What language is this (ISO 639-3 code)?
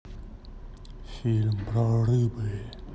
rus